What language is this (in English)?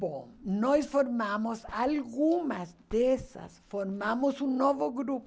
Portuguese